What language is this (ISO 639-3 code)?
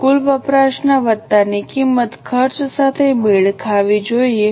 guj